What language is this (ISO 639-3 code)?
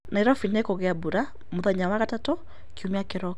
kik